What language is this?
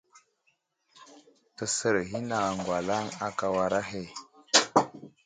Wuzlam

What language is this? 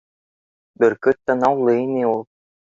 Bashkir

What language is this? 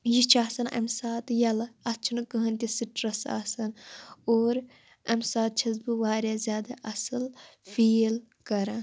Kashmiri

